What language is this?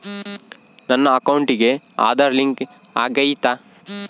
Kannada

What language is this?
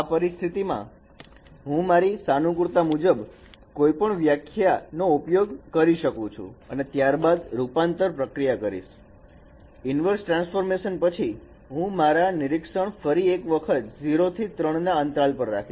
Gujarati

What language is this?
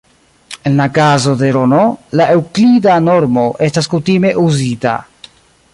Esperanto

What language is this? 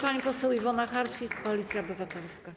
Polish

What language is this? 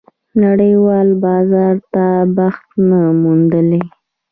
Pashto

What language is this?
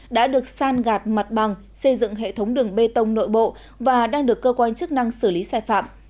Vietnamese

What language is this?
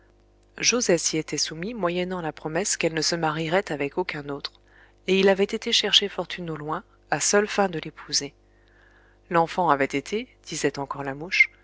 French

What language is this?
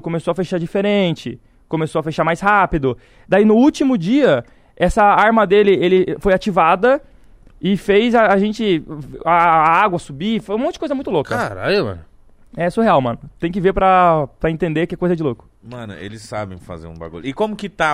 Portuguese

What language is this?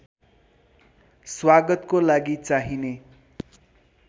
Nepali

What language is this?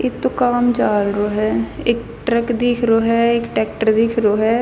Haryanvi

